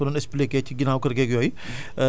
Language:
Wolof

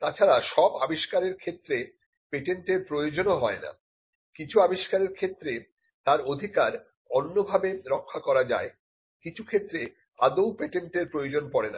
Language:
Bangla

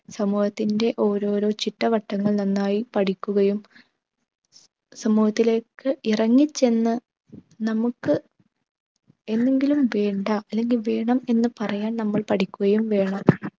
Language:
Malayalam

